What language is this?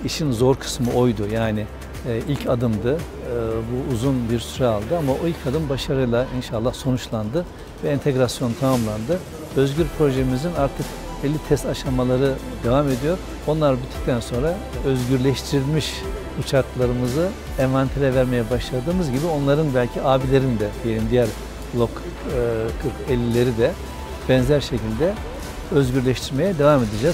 Turkish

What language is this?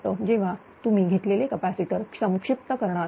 Marathi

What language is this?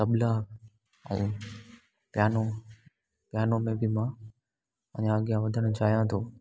Sindhi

